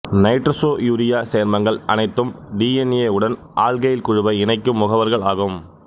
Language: Tamil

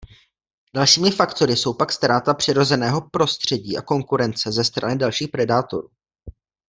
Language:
Czech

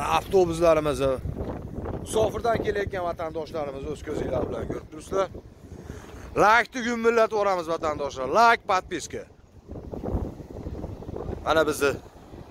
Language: Turkish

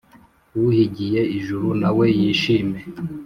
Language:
Kinyarwanda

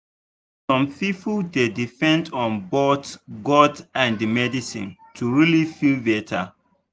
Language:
Nigerian Pidgin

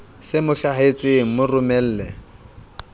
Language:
Southern Sotho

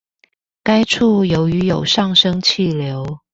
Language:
Chinese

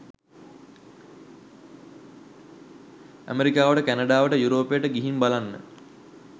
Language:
Sinhala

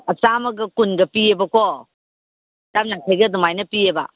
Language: Manipuri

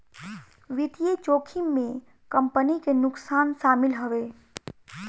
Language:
Bhojpuri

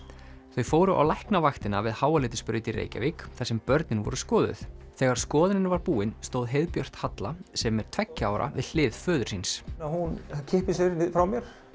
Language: Icelandic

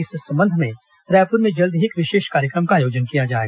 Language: Hindi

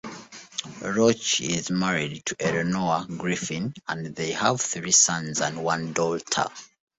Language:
English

